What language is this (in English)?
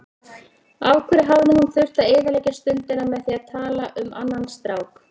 Icelandic